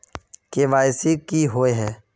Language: Magahi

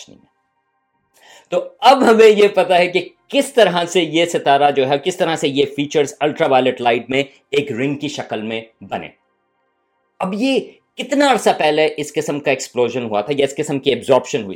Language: Urdu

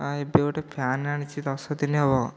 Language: Odia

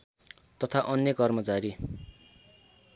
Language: Nepali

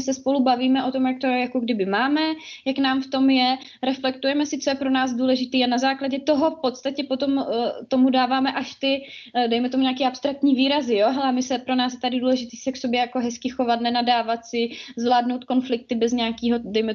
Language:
Czech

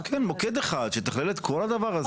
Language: Hebrew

